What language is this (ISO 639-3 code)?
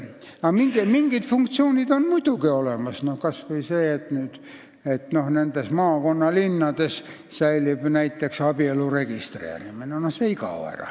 est